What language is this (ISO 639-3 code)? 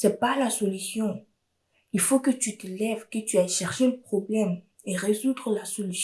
fra